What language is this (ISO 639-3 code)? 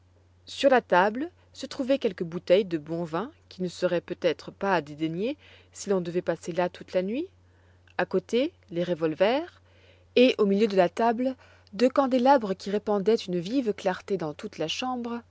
fra